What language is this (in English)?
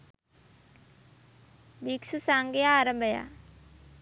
Sinhala